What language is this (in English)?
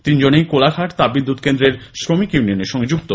Bangla